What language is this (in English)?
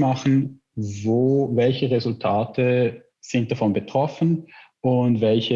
German